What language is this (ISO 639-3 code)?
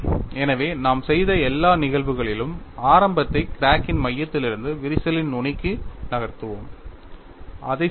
tam